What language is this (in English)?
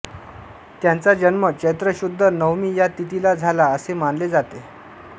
Marathi